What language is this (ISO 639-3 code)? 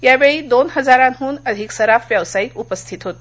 mar